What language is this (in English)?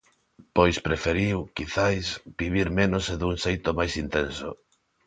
Galician